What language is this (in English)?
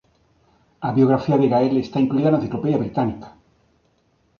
Galician